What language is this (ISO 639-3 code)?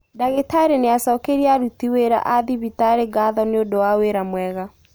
kik